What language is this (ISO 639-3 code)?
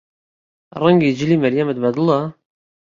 ckb